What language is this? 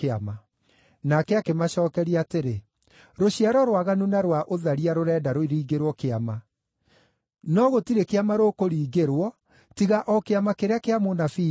Kikuyu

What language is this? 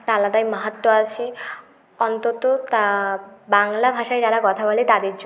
Bangla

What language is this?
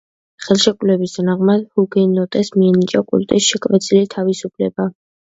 Georgian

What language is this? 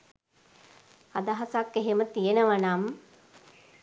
Sinhala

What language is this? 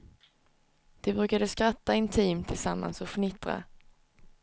Swedish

